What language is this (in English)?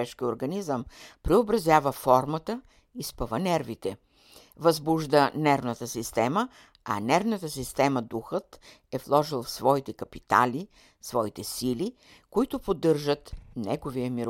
Bulgarian